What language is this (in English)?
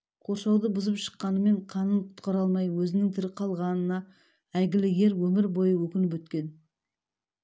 Kazakh